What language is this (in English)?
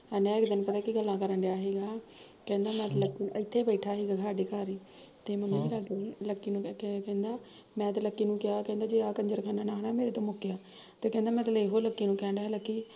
Punjabi